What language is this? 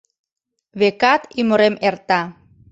Mari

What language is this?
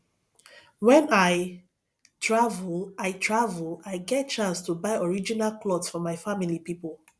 Nigerian Pidgin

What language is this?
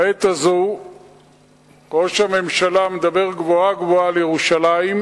Hebrew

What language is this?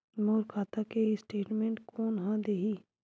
Chhattisgarhi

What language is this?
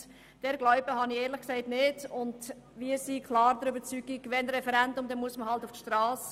Swiss German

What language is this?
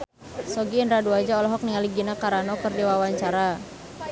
Sundanese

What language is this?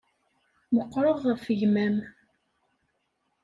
Kabyle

